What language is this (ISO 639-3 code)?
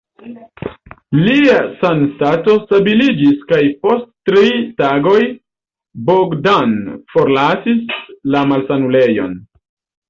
epo